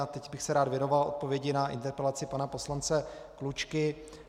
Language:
Czech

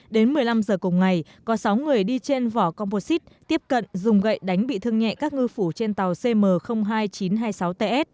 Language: Vietnamese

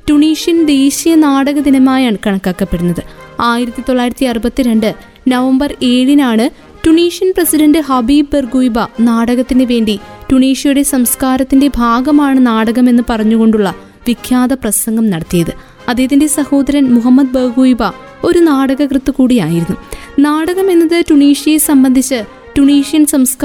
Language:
Malayalam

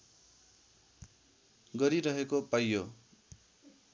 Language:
Nepali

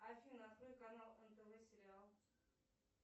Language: Russian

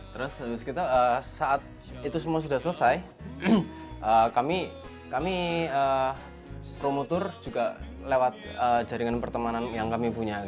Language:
Indonesian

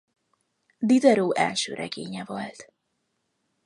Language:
Hungarian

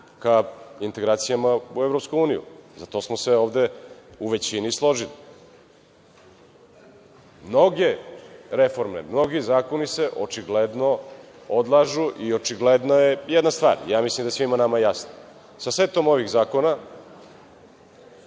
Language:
Serbian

